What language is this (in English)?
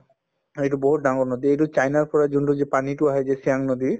Assamese